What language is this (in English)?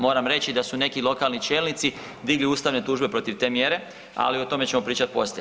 Croatian